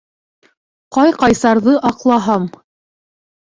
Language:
Bashkir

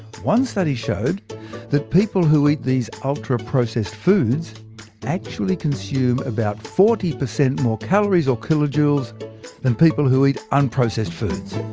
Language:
English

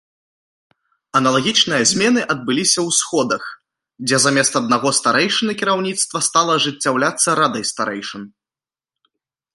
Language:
Belarusian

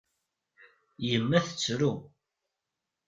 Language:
Kabyle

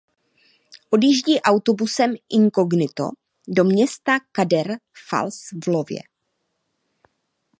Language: Czech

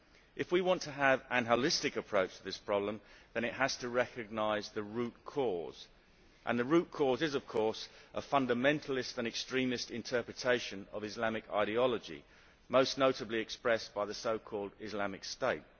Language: English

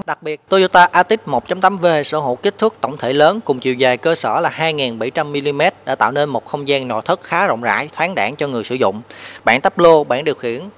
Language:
Vietnamese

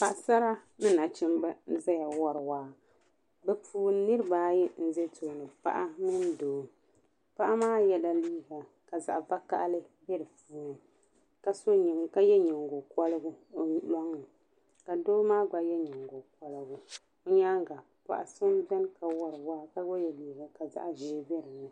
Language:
Dagbani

